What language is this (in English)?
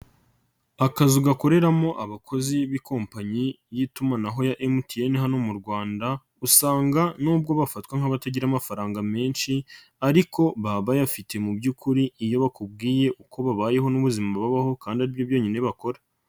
Kinyarwanda